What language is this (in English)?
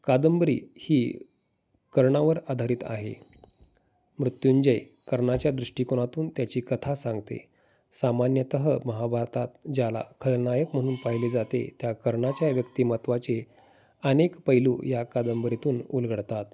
Marathi